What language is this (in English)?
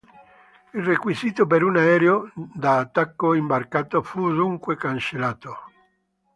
Italian